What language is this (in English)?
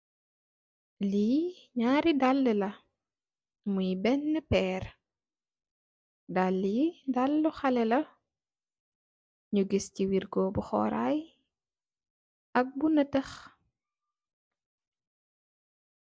Wolof